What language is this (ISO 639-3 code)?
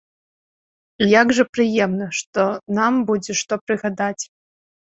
bel